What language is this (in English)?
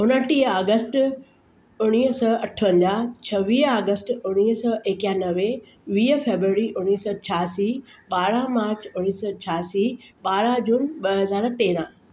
Sindhi